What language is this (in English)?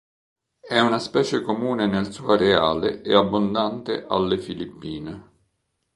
Italian